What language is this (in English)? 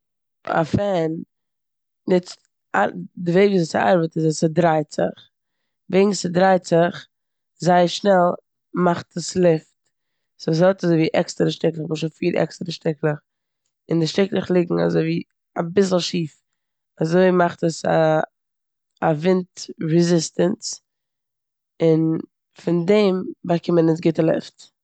Yiddish